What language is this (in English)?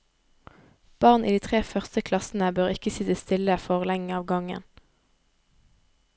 Norwegian